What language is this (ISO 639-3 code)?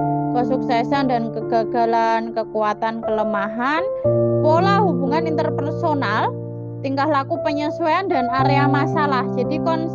ind